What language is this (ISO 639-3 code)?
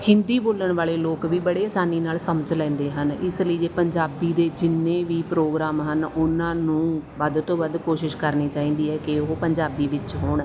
pan